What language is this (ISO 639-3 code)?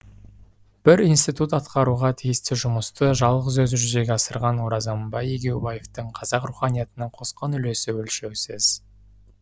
kaz